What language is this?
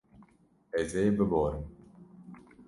Kurdish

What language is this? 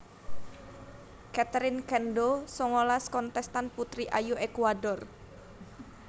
Javanese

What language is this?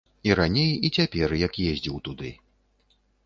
Belarusian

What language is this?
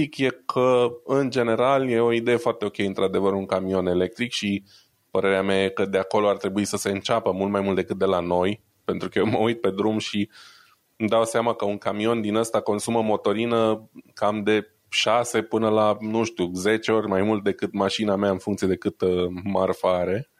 Romanian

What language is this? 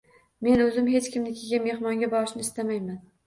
Uzbek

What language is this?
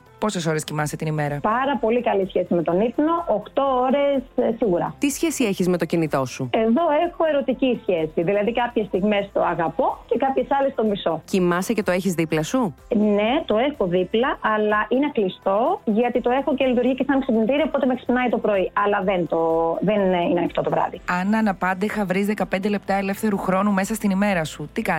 Greek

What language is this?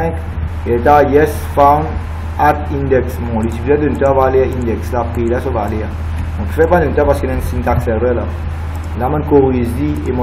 French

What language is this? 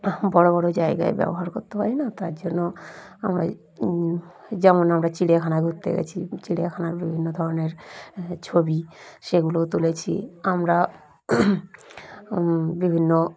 Bangla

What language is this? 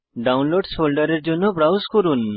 Bangla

